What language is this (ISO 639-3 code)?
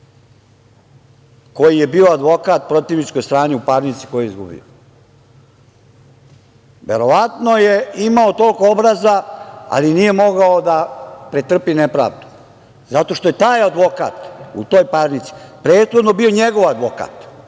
srp